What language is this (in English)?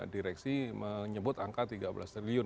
Indonesian